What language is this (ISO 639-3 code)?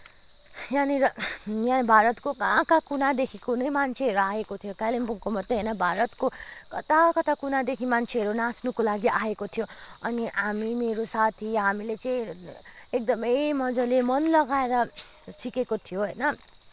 nep